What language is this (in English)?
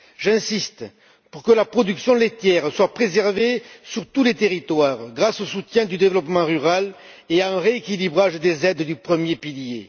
French